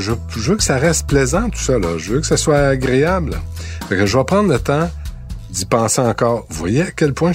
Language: French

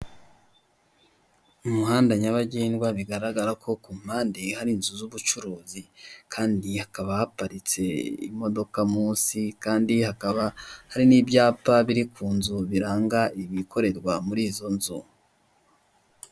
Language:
Kinyarwanda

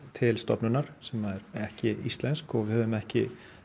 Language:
Icelandic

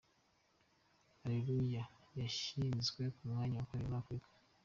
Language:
Kinyarwanda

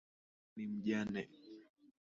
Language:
Swahili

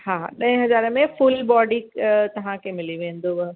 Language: Sindhi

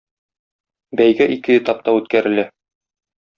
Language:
Tatar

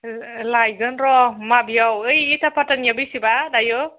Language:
Bodo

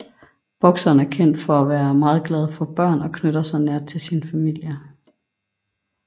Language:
Danish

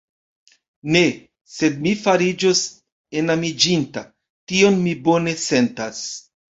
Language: Esperanto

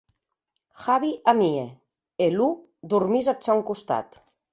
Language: Occitan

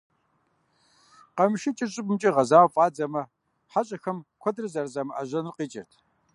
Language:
Kabardian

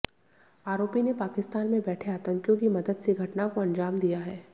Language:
Hindi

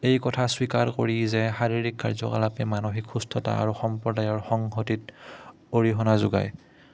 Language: Assamese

